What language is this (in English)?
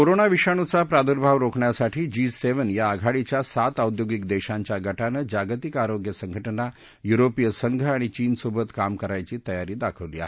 Marathi